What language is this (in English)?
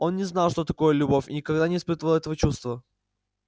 Russian